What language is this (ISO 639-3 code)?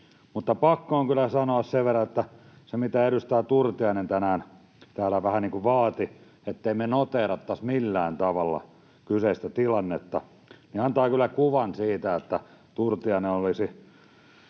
fin